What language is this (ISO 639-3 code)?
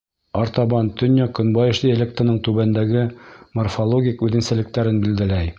bak